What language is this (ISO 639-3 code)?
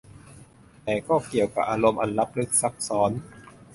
tha